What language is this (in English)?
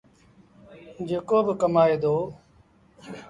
Sindhi Bhil